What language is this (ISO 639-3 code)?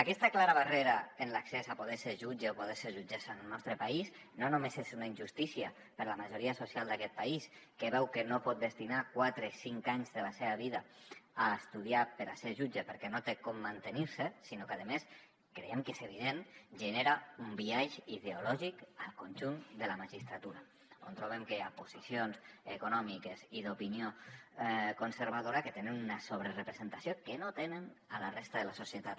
cat